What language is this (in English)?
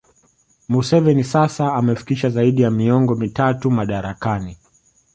Swahili